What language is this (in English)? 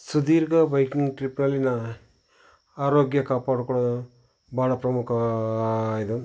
Kannada